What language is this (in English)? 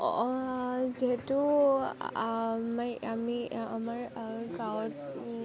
Assamese